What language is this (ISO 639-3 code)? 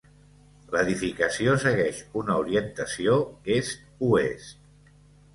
cat